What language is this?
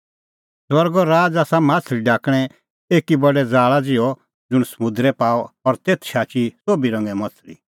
Kullu Pahari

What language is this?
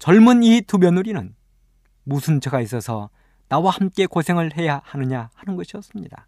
Korean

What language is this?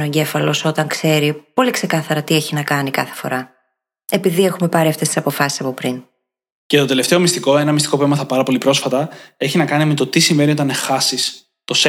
Greek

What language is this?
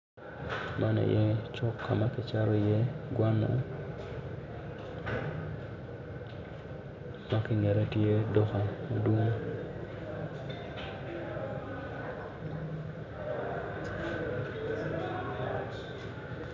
Acoli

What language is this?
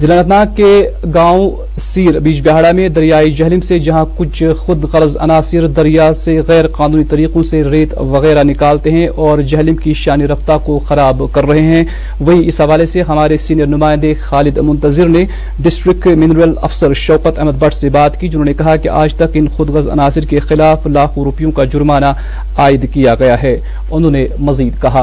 Urdu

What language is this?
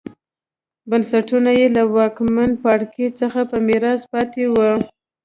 Pashto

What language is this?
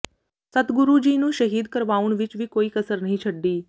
Punjabi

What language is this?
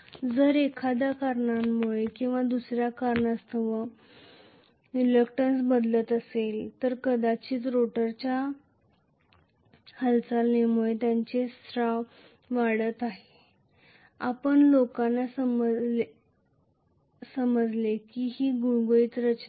Marathi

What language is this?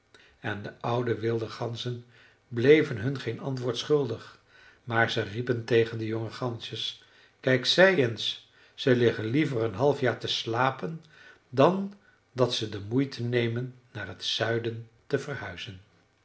Dutch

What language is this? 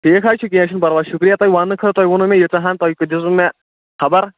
Kashmiri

